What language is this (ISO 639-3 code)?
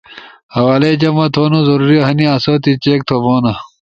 ush